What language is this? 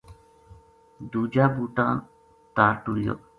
Gujari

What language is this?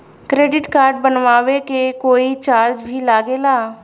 Bhojpuri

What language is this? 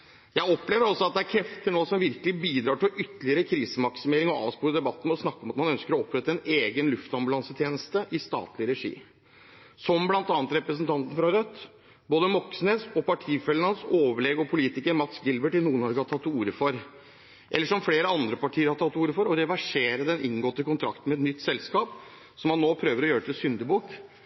Norwegian Bokmål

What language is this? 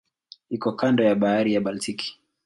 Swahili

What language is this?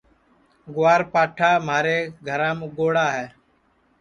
Sansi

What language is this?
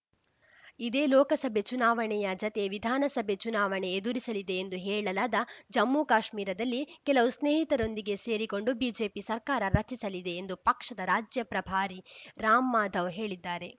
Kannada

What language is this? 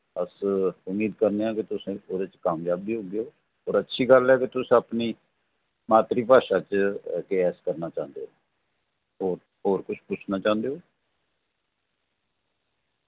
Dogri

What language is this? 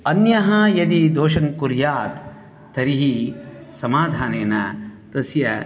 Sanskrit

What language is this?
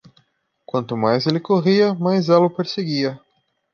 Portuguese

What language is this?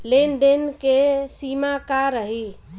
Bhojpuri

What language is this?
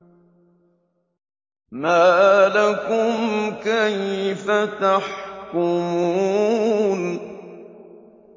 Arabic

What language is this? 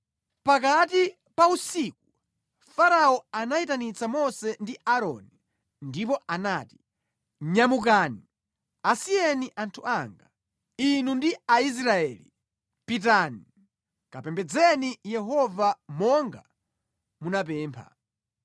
Nyanja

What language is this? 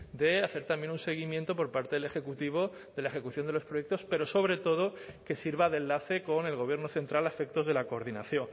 Spanish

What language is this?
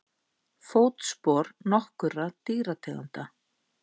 Icelandic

